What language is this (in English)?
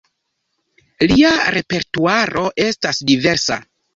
Esperanto